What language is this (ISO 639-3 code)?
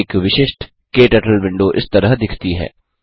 hin